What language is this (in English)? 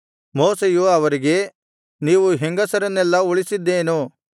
Kannada